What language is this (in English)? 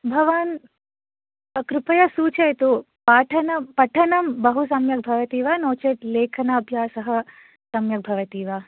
Sanskrit